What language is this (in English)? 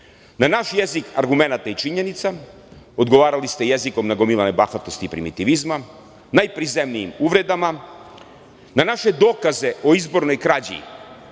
Serbian